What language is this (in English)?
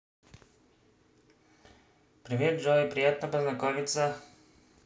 Russian